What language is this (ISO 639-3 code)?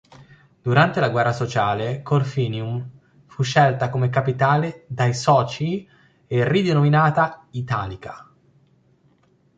ita